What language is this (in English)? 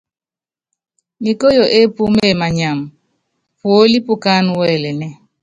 Yangben